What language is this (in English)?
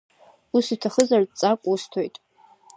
Abkhazian